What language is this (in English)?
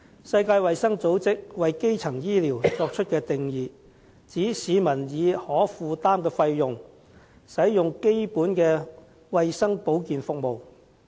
Cantonese